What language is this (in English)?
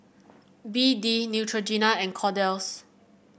English